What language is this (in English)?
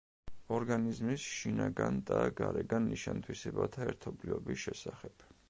Georgian